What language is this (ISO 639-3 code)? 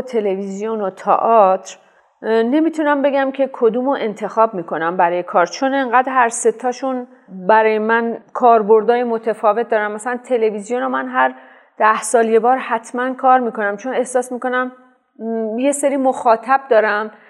fas